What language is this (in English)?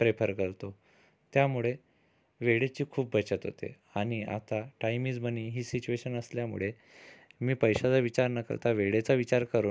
Marathi